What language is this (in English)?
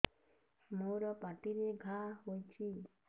Odia